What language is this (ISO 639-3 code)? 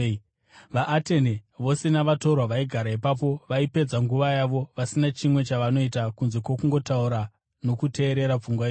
sna